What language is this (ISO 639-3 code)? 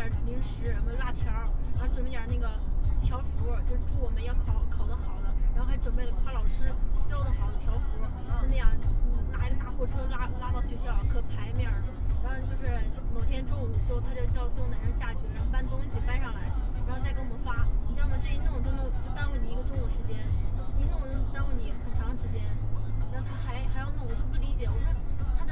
zho